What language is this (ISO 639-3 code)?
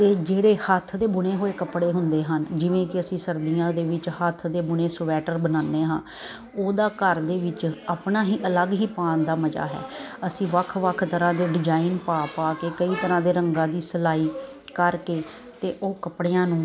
pan